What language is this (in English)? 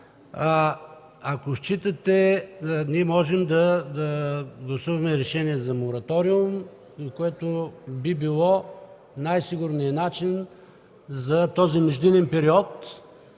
Bulgarian